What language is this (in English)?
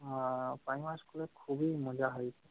Bangla